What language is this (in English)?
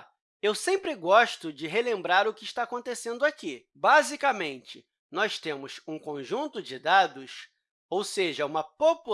Portuguese